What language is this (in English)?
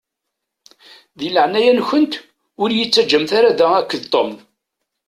Kabyle